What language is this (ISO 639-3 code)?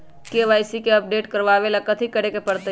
mag